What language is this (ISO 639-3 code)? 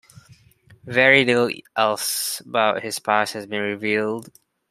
eng